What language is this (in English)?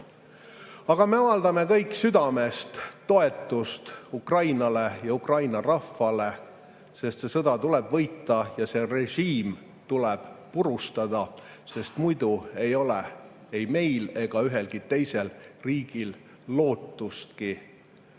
Estonian